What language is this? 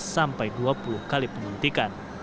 Indonesian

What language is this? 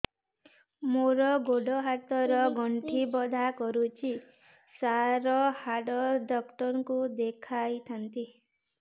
Odia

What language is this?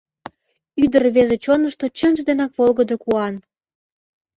Mari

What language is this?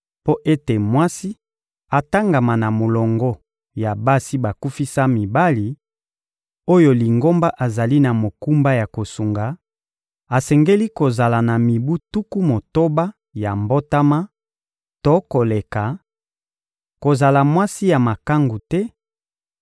Lingala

